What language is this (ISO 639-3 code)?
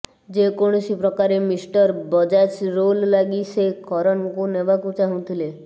ori